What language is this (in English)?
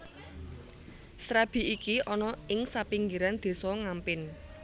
Javanese